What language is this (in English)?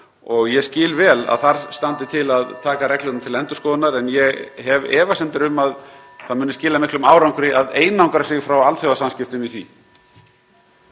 Icelandic